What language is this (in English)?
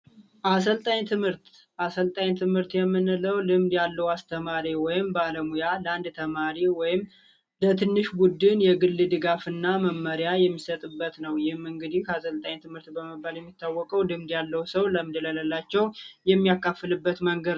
Amharic